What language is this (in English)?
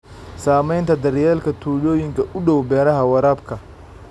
Somali